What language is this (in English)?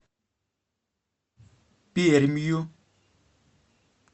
Russian